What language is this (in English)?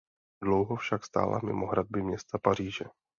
Czech